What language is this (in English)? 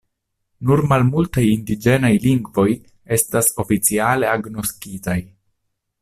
Esperanto